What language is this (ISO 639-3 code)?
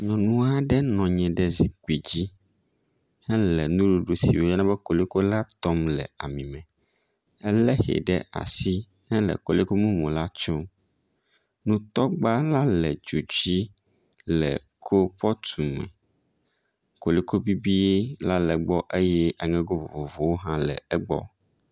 ewe